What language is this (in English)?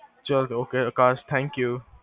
Punjabi